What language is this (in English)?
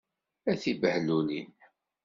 Kabyle